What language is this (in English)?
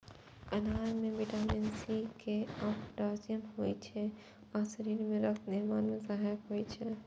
Maithili